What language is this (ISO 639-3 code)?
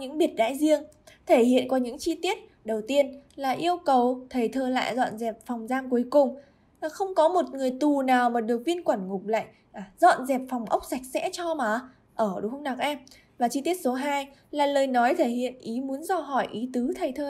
vie